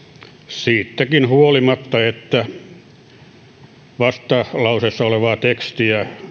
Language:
Finnish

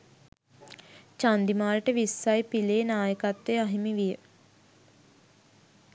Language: Sinhala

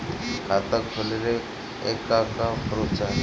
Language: Bhojpuri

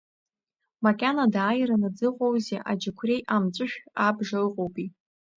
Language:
Abkhazian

